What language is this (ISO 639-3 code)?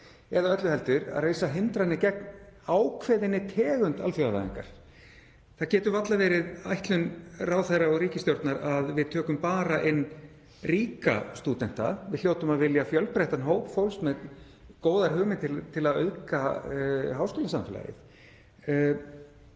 isl